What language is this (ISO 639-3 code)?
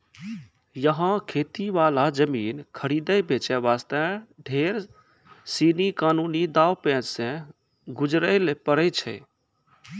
mai